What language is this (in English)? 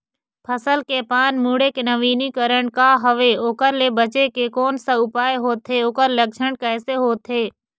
Chhattisgarhi